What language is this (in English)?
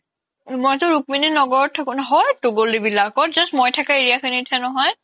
Assamese